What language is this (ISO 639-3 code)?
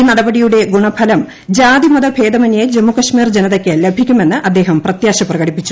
mal